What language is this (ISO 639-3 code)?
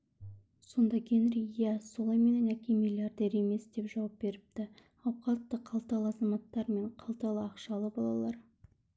kaz